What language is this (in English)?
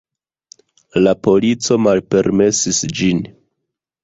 Esperanto